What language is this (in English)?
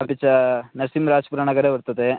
Sanskrit